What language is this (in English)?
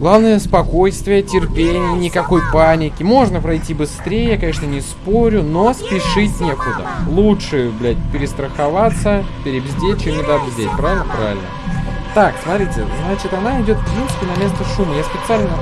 Russian